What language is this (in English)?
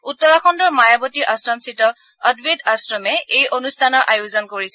Assamese